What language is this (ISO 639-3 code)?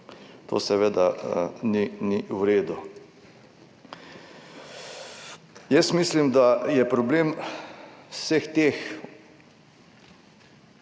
slv